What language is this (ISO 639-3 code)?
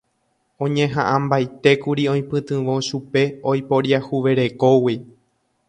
grn